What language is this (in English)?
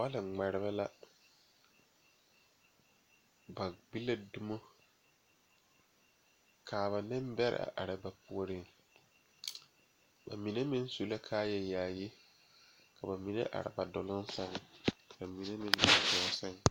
Southern Dagaare